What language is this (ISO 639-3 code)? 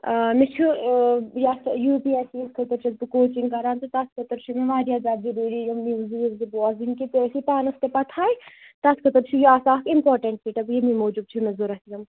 kas